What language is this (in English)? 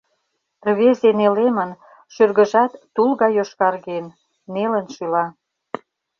Mari